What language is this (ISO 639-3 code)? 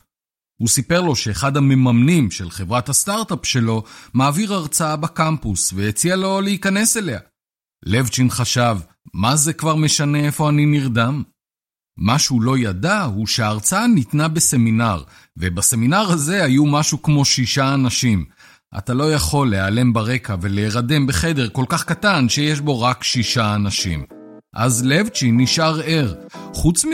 heb